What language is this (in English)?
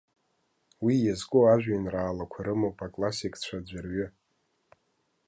Abkhazian